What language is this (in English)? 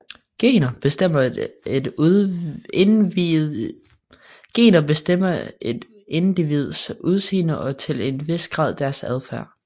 Danish